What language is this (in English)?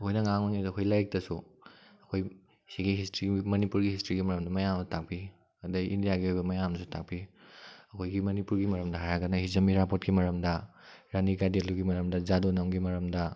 Manipuri